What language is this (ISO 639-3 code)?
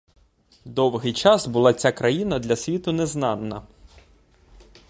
ukr